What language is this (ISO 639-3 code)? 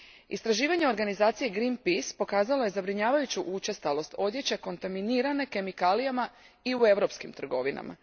hrv